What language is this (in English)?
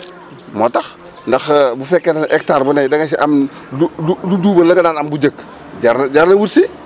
Wolof